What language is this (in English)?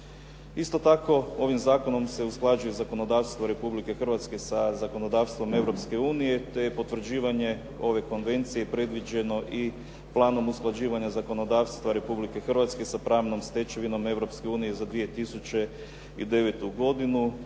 Croatian